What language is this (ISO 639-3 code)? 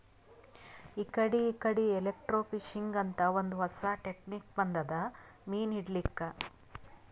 kan